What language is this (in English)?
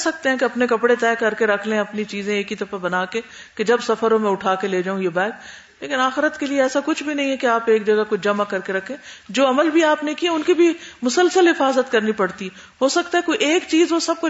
Urdu